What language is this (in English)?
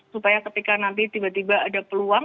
Indonesian